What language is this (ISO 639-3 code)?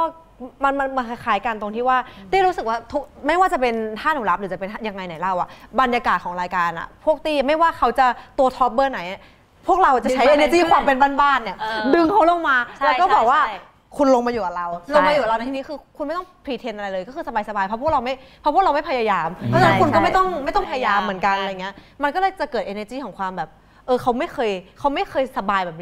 tha